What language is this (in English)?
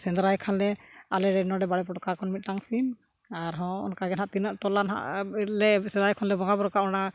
Santali